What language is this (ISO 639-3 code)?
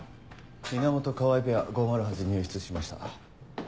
jpn